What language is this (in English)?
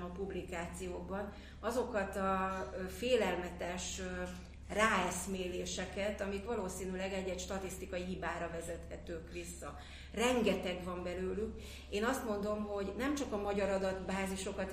Hungarian